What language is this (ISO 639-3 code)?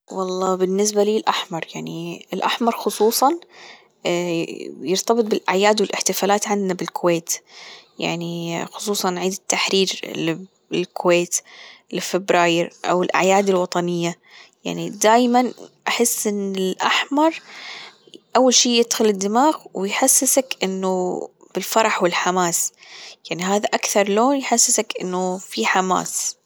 afb